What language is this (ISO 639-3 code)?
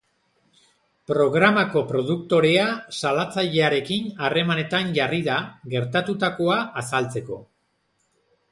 eus